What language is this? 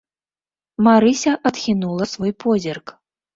Belarusian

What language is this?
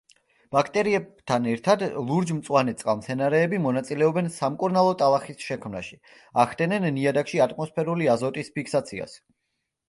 Georgian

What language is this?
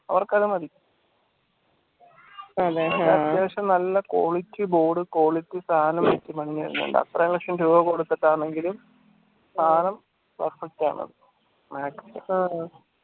Malayalam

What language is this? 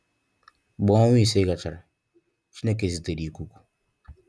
Igbo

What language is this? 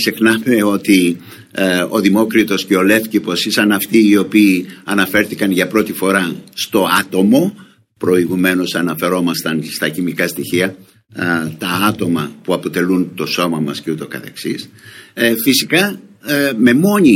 Greek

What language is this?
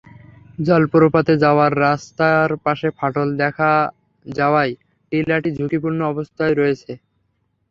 Bangla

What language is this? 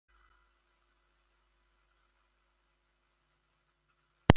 Basque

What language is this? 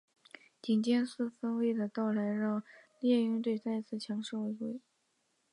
Chinese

